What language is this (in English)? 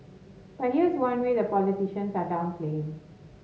English